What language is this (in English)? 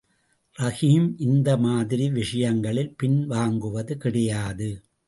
Tamil